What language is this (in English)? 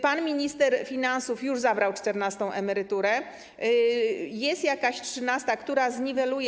Polish